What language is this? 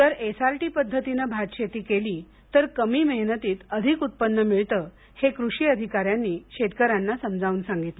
Marathi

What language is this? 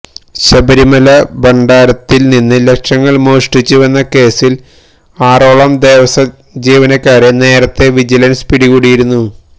Malayalam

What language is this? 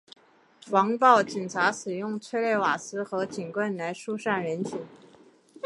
Chinese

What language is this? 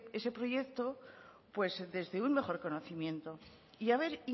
Spanish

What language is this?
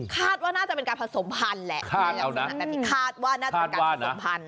Thai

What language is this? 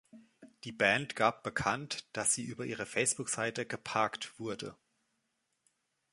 German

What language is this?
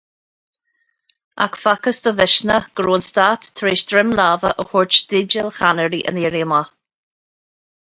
Irish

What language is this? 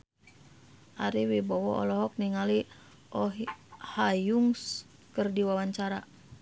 Sundanese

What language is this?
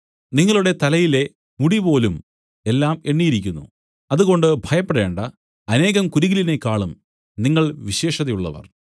Malayalam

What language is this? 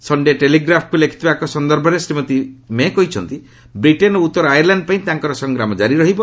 Odia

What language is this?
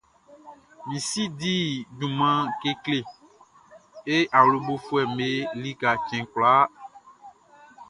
Baoulé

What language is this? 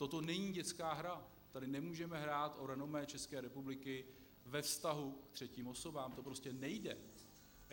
Czech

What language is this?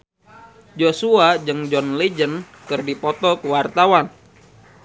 Sundanese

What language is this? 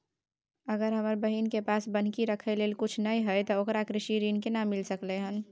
Maithili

